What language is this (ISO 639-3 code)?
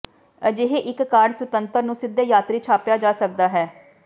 pan